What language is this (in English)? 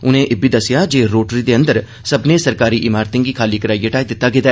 Dogri